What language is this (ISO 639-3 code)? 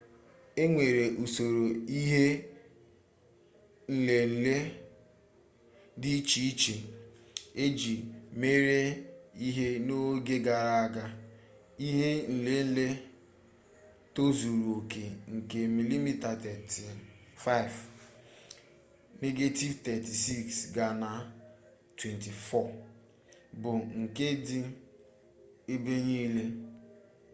ibo